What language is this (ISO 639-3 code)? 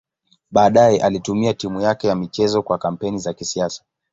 swa